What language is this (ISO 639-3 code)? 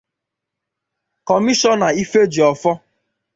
ibo